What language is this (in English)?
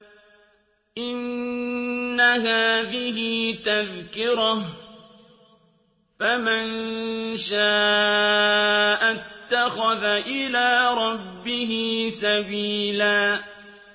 Arabic